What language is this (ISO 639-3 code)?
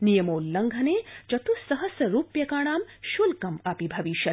san